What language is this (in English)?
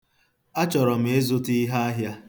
Igbo